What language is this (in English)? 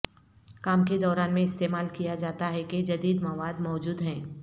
Urdu